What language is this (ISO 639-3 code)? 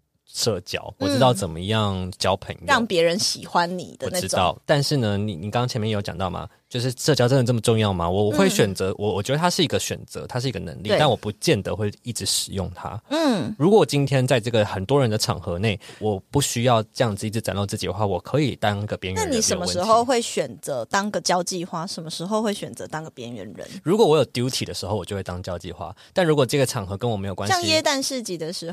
zho